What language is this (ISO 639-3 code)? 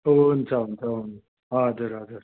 nep